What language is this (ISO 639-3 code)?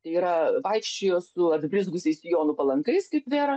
lit